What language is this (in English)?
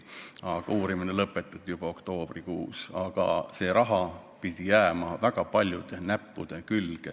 Estonian